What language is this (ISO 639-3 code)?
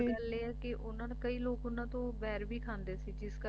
pan